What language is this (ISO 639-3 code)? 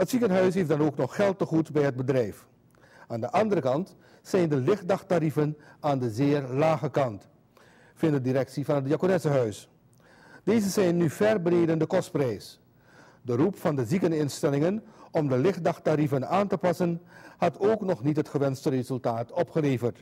nld